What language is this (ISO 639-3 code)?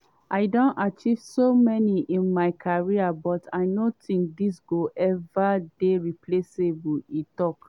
pcm